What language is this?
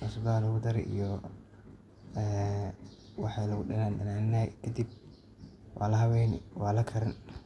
Somali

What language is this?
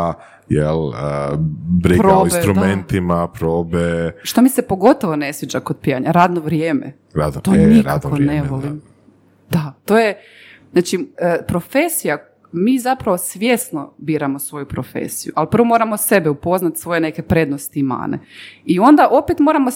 Croatian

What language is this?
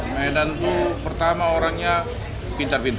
Indonesian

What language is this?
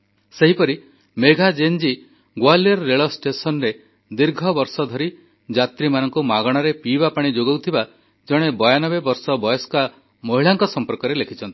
Odia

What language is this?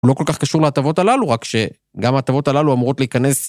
Hebrew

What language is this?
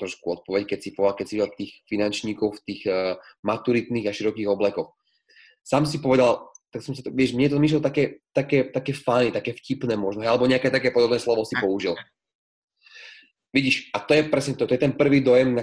Slovak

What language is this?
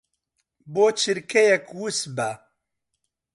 Central Kurdish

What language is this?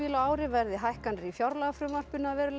Icelandic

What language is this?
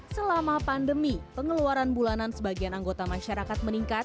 Indonesian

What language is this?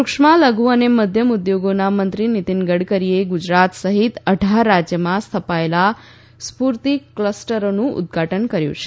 Gujarati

